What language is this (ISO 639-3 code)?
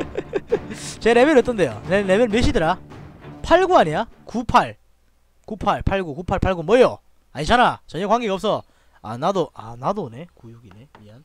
kor